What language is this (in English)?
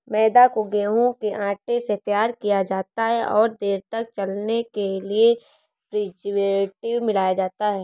Hindi